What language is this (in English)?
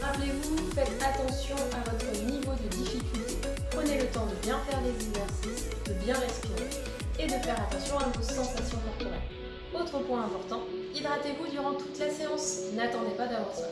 French